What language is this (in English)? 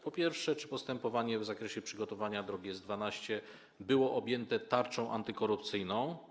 Polish